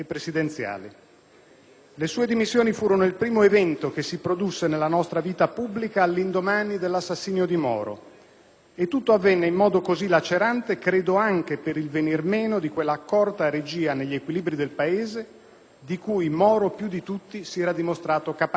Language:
Italian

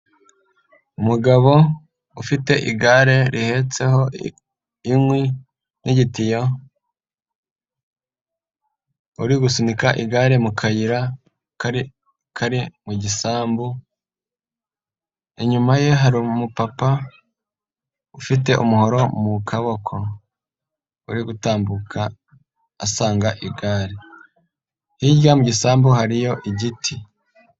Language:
Kinyarwanda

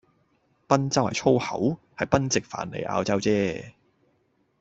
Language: Cantonese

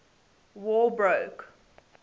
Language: English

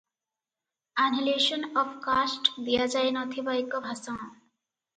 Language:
Odia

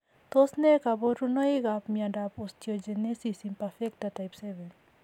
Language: Kalenjin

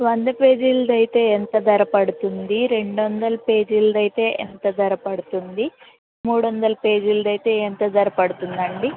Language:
Telugu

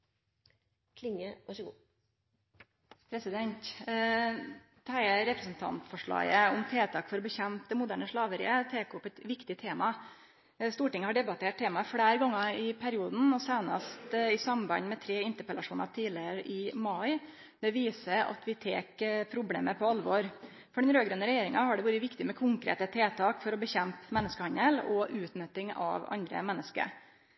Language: Norwegian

